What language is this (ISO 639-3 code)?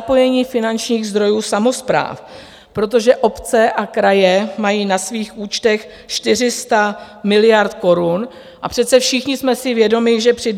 ces